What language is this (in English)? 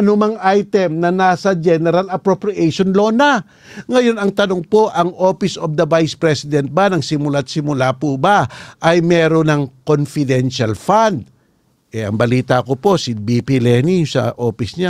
Filipino